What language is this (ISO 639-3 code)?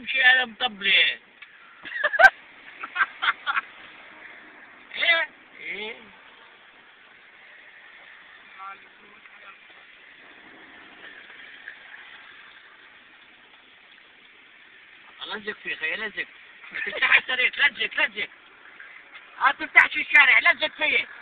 ara